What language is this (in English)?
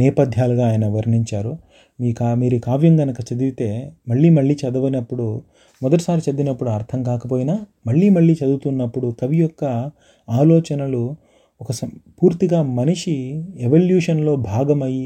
Telugu